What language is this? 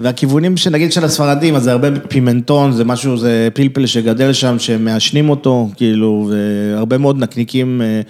Hebrew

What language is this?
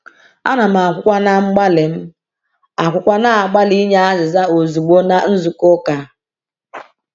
Igbo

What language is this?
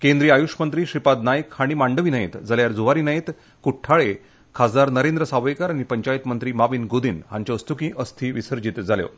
Konkani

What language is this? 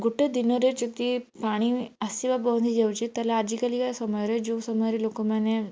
Odia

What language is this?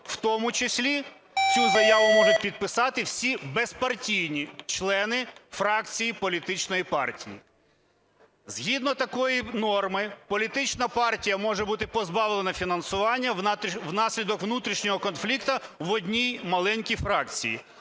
Ukrainian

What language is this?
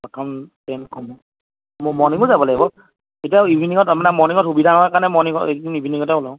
Assamese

